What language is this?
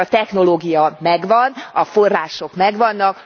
Hungarian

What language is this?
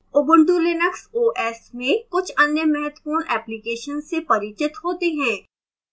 Hindi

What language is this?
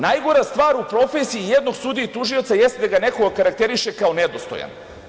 Serbian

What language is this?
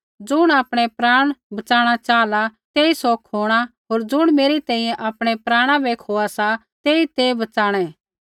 Kullu Pahari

